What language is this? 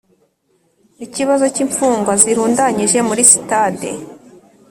Kinyarwanda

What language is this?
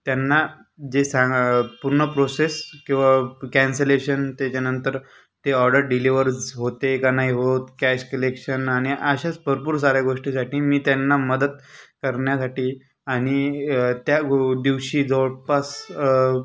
Marathi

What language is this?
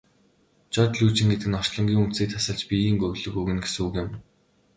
Mongolian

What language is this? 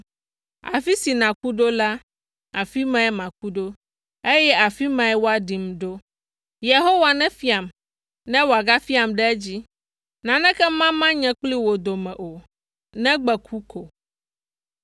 Ewe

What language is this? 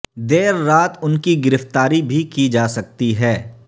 Urdu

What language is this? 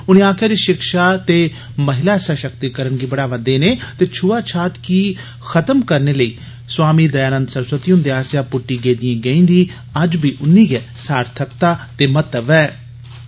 Dogri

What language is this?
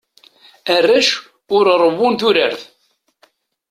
Kabyle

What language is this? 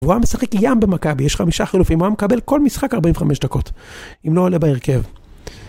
Hebrew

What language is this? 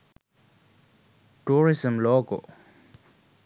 Sinhala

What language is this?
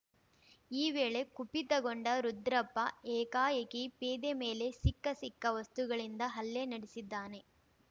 Kannada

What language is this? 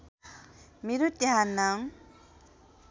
Nepali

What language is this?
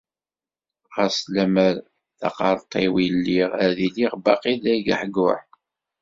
Kabyle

